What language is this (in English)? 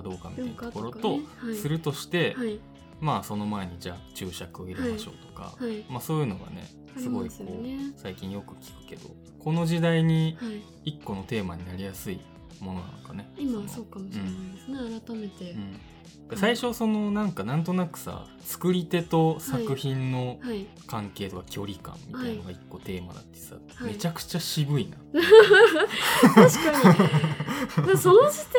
Japanese